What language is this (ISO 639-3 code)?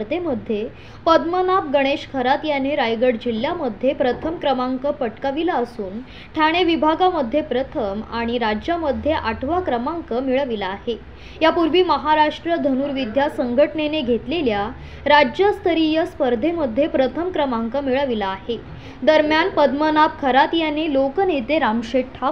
mar